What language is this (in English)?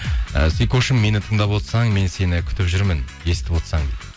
Kazakh